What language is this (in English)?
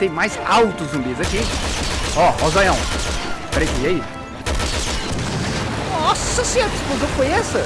Portuguese